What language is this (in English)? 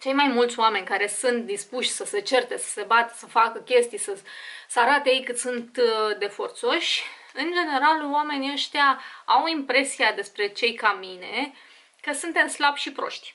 Romanian